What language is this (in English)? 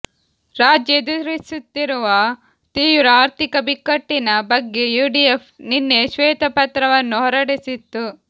Kannada